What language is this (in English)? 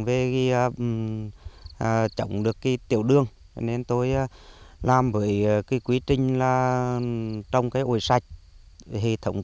Vietnamese